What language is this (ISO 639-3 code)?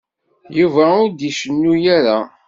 kab